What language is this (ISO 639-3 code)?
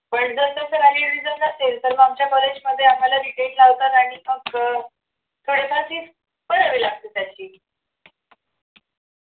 mar